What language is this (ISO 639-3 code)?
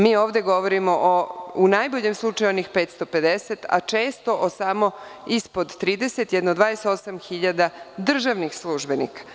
srp